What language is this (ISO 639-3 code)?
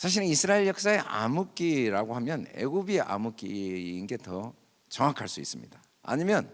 kor